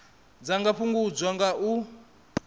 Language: Venda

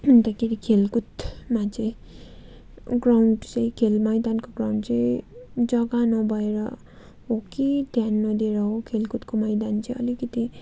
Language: Nepali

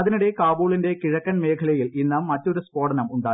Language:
Malayalam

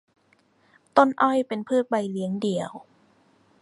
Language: Thai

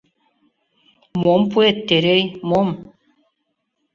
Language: Mari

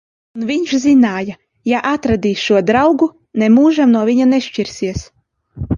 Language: Latvian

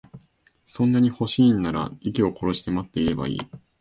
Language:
Japanese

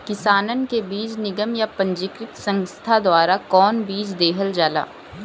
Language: Bhojpuri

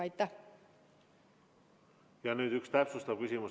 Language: Estonian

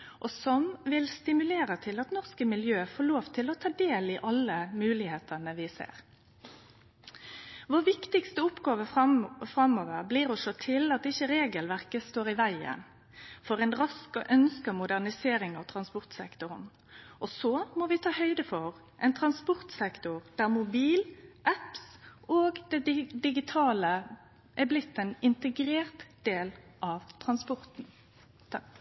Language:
Norwegian Nynorsk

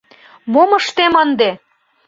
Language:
Mari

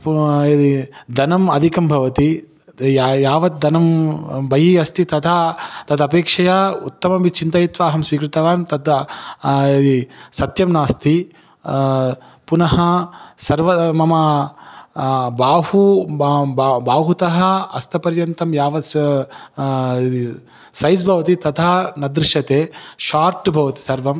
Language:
Sanskrit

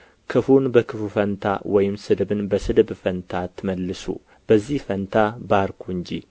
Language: Amharic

